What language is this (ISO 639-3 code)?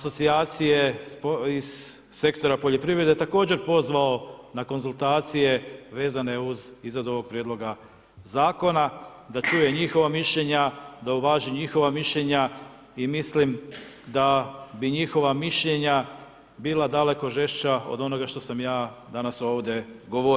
hrv